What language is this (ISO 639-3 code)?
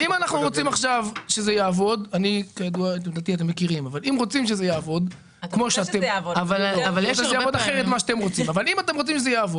heb